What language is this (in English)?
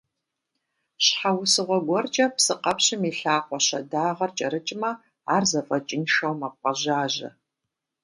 Kabardian